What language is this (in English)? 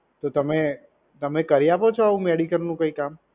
Gujarati